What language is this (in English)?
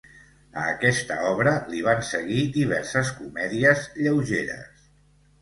Catalan